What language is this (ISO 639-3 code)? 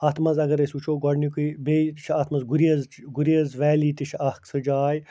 kas